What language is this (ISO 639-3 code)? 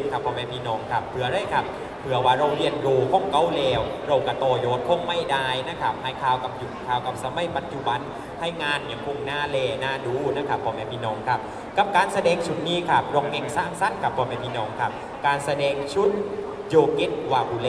tha